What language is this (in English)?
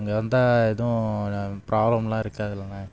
Tamil